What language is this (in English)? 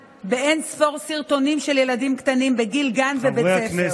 Hebrew